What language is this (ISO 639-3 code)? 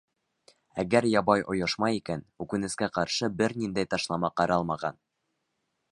bak